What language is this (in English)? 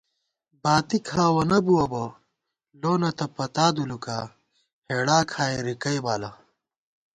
Gawar-Bati